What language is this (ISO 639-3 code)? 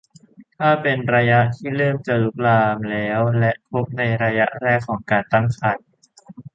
tha